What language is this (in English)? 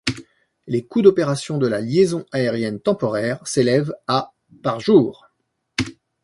French